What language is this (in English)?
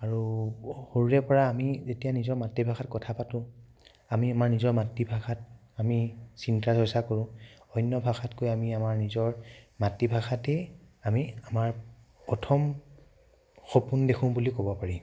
Assamese